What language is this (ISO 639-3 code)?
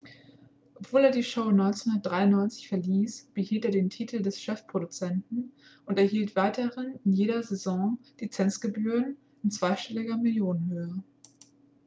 deu